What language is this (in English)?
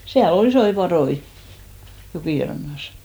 Finnish